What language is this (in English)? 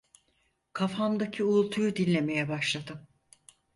Turkish